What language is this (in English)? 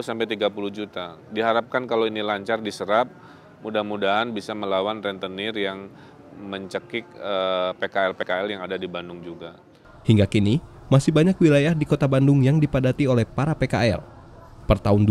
Indonesian